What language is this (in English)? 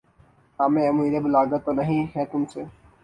Urdu